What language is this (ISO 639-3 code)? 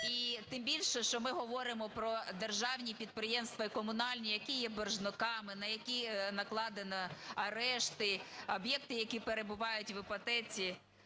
ukr